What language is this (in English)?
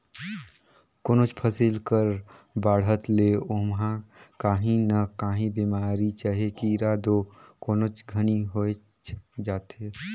Chhattisgarhi